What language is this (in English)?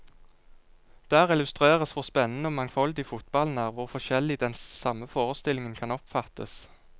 Norwegian